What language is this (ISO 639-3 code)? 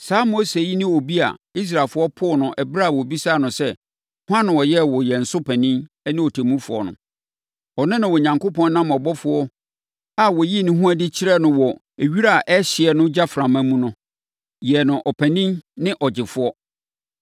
aka